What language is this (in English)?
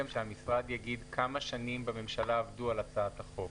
Hebrew